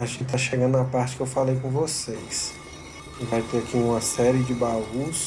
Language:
Portuguese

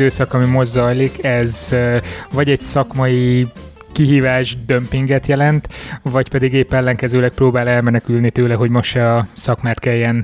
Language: Hungarian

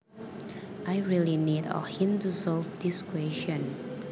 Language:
Javanese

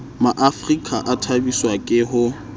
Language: Southern Sotho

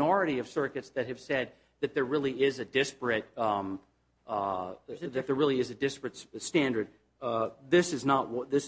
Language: English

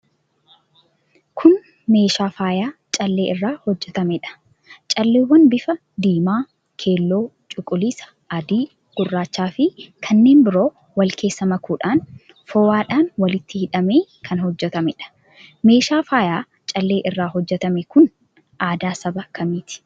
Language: Oromo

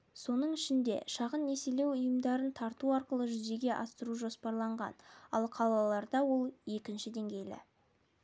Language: Kazakh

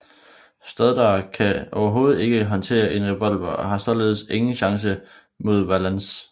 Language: Danish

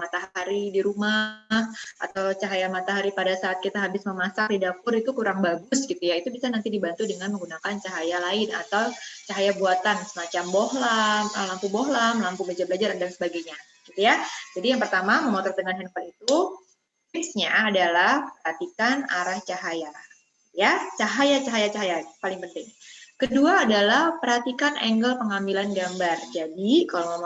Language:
Indonesian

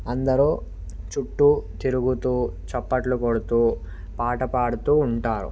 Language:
Telugu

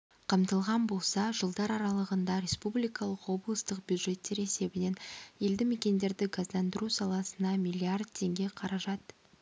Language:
Kazakh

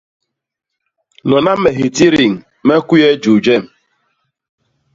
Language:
Basaa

